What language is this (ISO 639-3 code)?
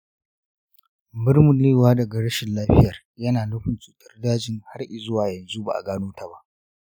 hau